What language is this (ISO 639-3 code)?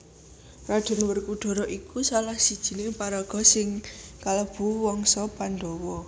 jav